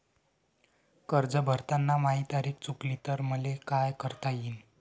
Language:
Marathi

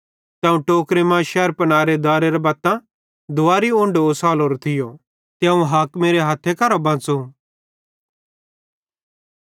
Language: Bhadrawahi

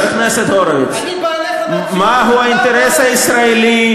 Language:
Hebrew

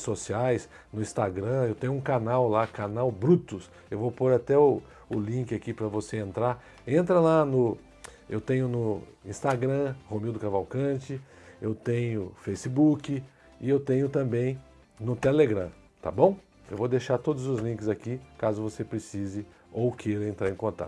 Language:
Portuguese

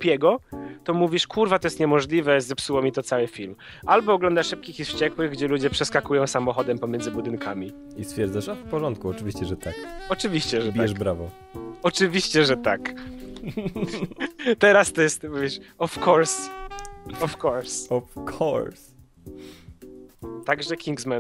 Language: Polish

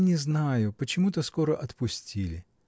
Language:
Russian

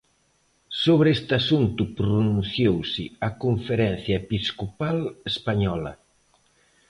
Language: Galician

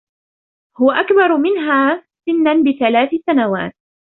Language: Arabic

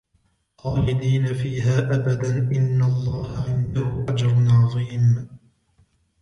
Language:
Arabic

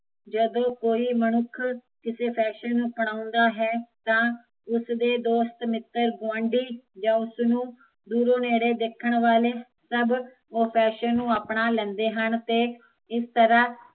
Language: Punjabi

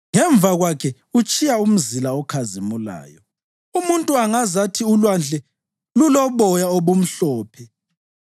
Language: North Ndebele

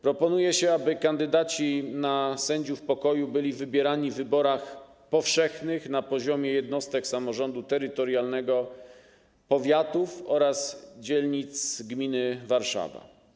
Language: Polish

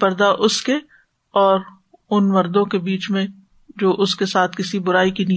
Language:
Urdu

